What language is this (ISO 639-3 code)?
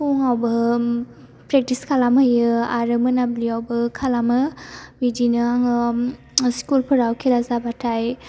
brx